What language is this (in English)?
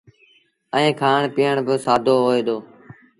Sindhi Bhil